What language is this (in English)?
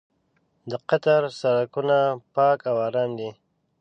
Pashto